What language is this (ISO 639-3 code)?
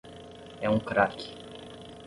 por